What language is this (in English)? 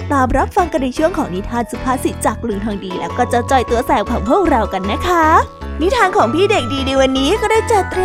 Thai